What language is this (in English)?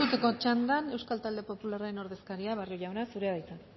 Basque